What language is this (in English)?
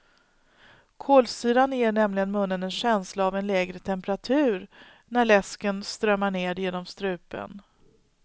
Swedish